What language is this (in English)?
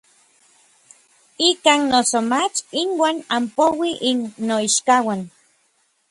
Orizaba Nahuatl